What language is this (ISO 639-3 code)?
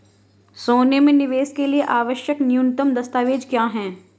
hin